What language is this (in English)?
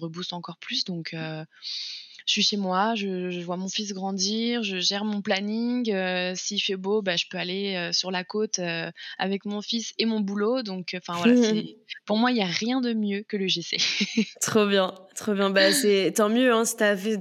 French